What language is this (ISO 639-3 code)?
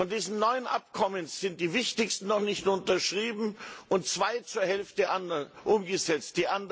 deu